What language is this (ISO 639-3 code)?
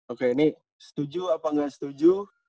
ind